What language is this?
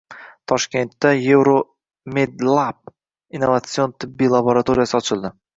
Uzbek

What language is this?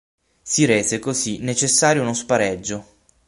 Italian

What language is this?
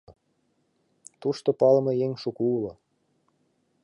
Mari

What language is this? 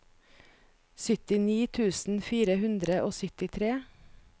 Norwegian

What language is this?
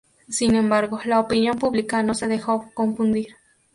Spanish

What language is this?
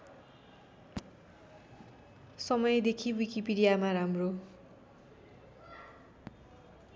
Nepali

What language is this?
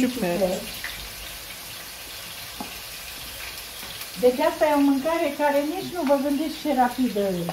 Romanian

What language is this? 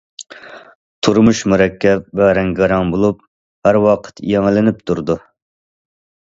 Uyghur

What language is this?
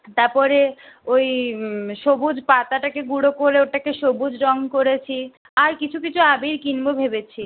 Bangla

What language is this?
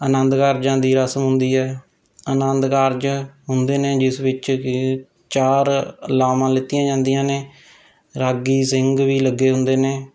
Punjabi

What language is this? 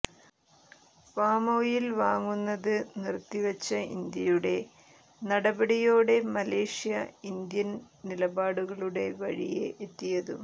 Malayalam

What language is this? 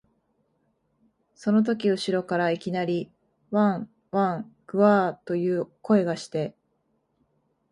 Japanese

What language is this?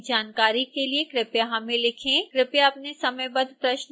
Hindi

